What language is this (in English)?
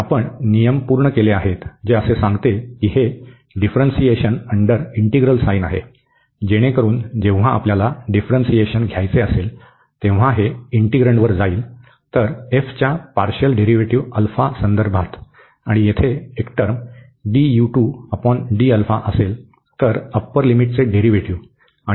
Marathi